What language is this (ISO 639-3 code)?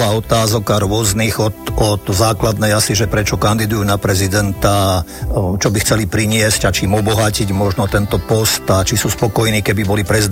slk